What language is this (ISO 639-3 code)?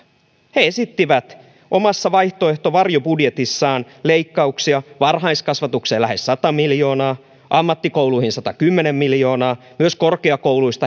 fin